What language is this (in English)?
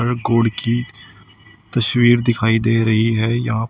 Hindi